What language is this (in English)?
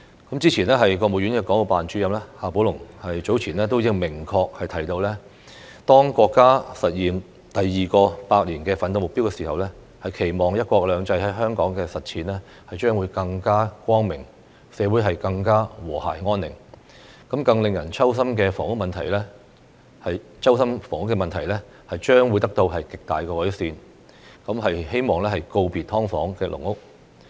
Cantonese